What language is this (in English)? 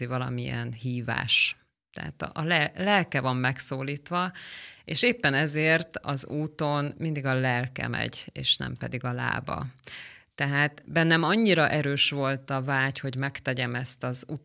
Hungarian